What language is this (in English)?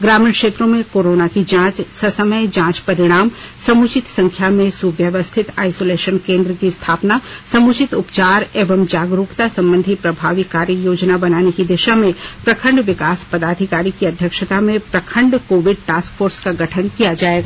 Hindi